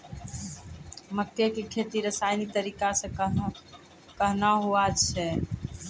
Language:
Maithili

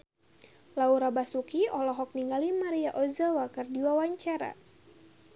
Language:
Sundanese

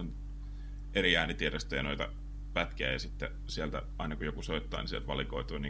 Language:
Finnish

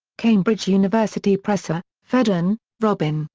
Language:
English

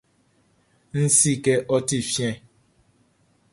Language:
Baoulé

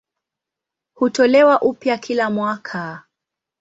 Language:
Swahili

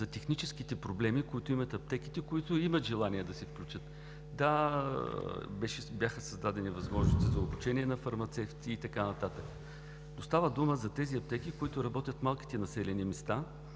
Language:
Bulgarian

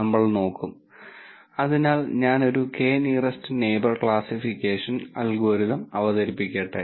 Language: Malayalam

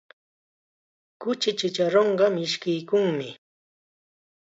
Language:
Chiquián Ancash Quechua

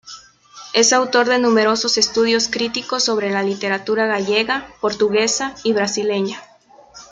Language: Spanish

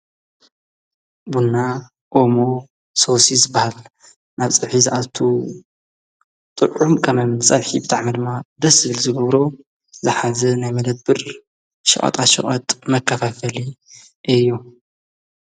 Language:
Tigrinya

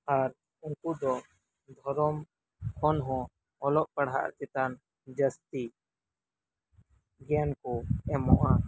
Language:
Santali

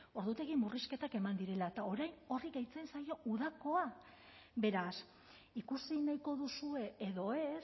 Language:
Basque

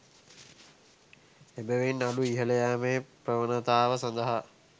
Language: Sinhala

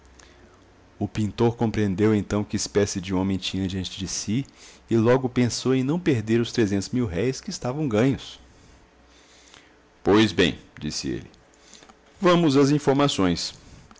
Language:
Portuguese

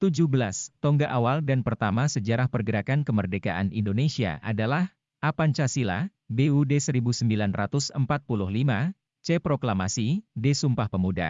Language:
Indonesian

